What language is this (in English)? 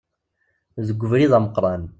Kabyle